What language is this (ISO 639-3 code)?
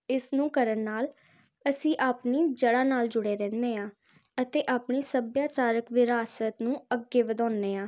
pan